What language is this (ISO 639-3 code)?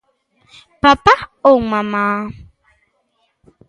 glg